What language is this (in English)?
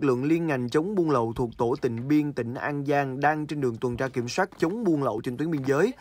Vietnamese